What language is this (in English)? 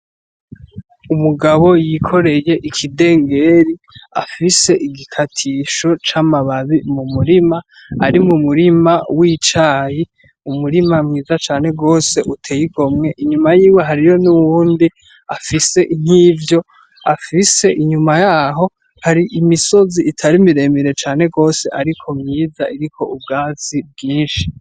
Rundi